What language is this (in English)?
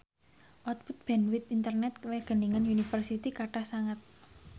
Javanese